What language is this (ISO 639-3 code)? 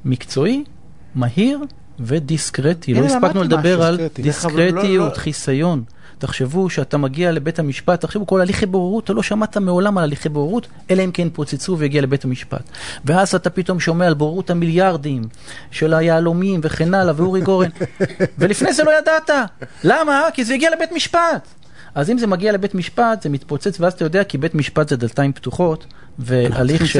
heb